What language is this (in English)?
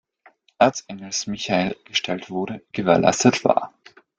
German